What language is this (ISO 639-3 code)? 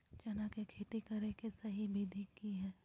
mag